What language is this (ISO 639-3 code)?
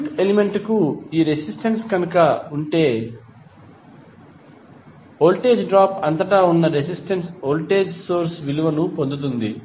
tel